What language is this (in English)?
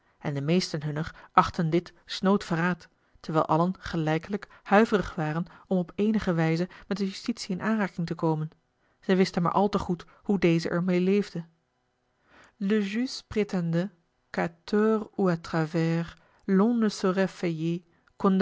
Dutch